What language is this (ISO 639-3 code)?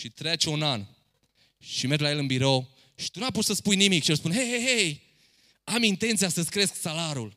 ron